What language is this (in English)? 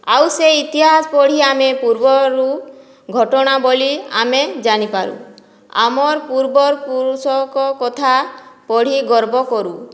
Odia